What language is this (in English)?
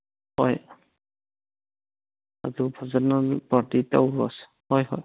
Manipuri